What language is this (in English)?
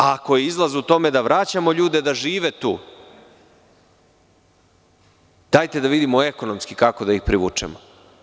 Serbian